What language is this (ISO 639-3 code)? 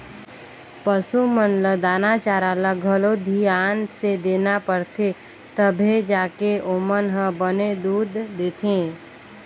hne